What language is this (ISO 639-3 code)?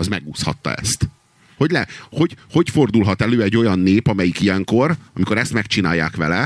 hun